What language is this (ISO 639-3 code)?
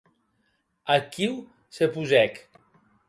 oci